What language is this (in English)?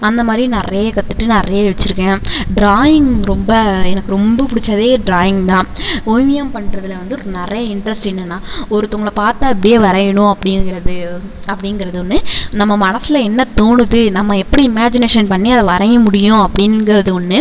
Tamil